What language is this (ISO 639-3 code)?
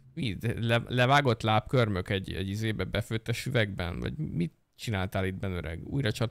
hun